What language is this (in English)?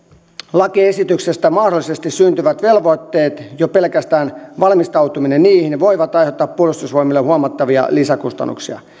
Finnish